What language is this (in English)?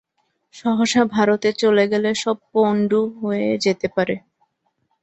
Bangla